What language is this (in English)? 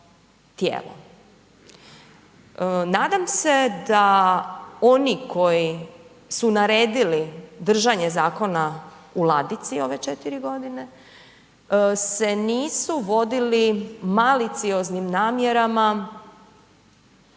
Croatian